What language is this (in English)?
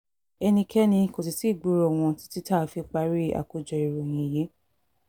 Yoruba